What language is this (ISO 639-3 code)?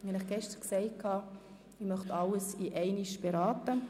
gsw